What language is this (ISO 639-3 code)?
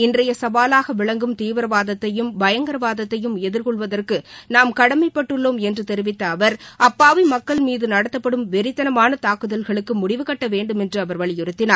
tam